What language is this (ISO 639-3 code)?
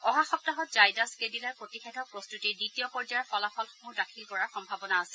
asm